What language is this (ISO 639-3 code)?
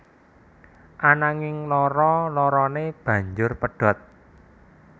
jav